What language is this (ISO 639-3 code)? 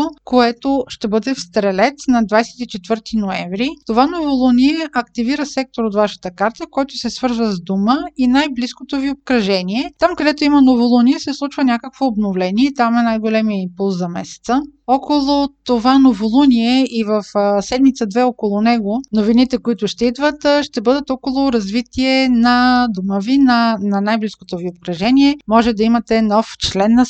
bul